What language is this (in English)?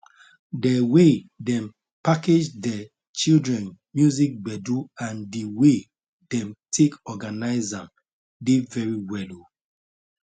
Nigerian Pidgin